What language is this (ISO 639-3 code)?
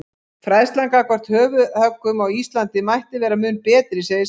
isl